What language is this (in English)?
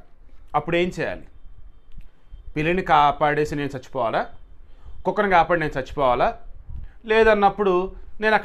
English